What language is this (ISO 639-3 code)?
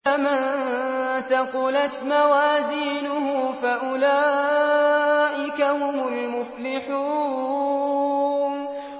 ara